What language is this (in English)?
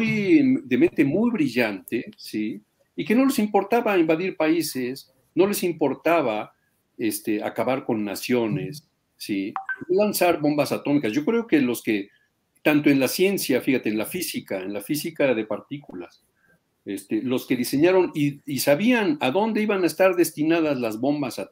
Spanish